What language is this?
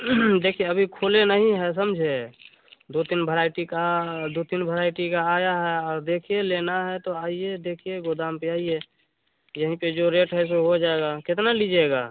Hindi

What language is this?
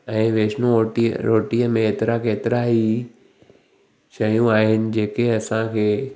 Sindhi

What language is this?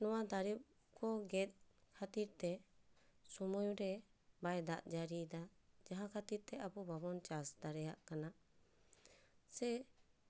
Santali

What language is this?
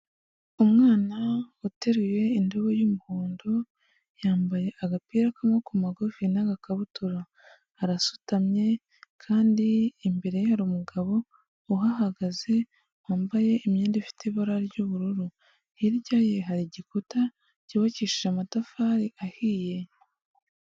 Kinyarwanda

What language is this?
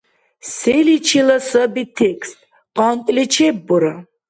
Dargwa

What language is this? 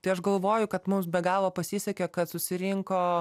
Lithuanian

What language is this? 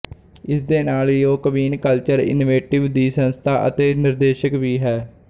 Punjabi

